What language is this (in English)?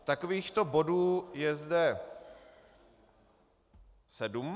Czech